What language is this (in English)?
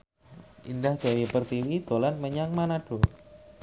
Javanese